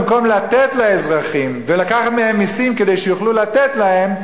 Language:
Hebrew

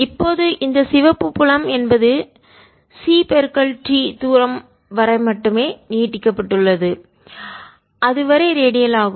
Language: Tamil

